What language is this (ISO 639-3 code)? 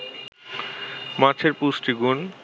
ben